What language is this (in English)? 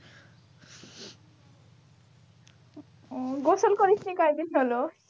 Bangla